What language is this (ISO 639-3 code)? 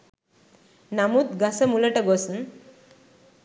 sin